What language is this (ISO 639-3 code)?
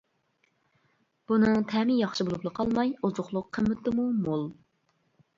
uig